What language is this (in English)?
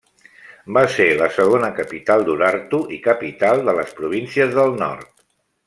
Catalan